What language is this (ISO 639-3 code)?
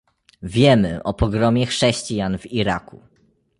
pol